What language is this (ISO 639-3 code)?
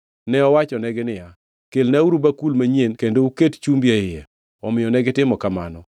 luo